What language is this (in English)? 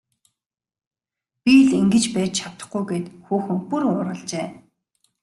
Mongolian